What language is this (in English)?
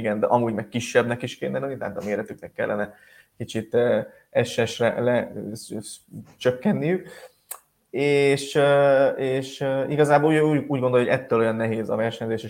Hungarian